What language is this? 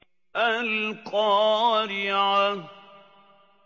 Arabic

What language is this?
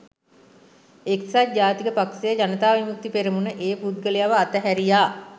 Sinhala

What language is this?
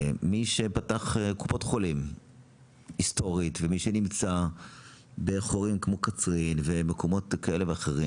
Hebrew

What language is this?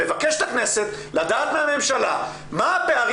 Hebrew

